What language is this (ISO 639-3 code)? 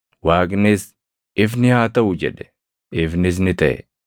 orm